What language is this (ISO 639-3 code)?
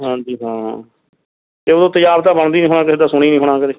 pan